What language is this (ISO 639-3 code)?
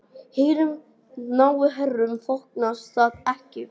isl